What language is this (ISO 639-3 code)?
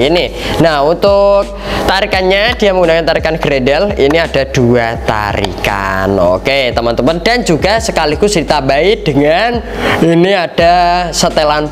ind